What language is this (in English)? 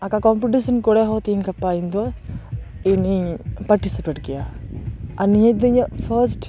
Santali